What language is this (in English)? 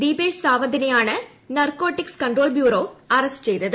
Malayalam